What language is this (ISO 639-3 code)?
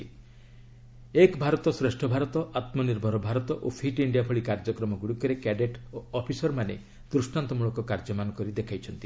ori